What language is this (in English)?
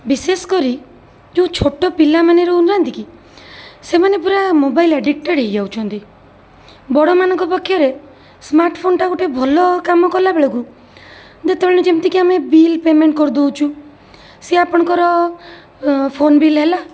Odia